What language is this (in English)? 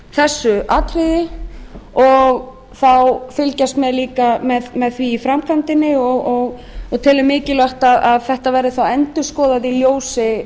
Icelandic